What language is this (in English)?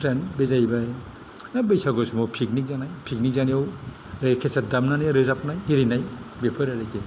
Bodo